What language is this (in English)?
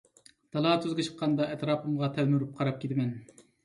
Uyghur